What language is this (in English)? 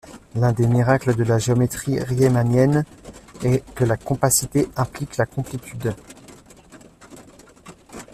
French